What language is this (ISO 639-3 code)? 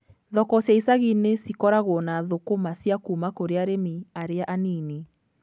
kik